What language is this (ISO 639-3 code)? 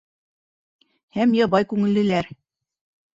bak